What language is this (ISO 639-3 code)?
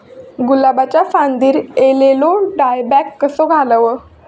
mar